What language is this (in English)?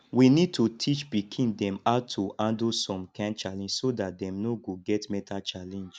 Nigerian Pidgin